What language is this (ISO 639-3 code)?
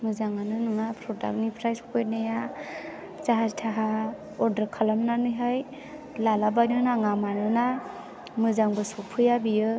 brx